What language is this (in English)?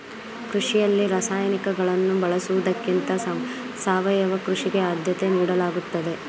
Kannada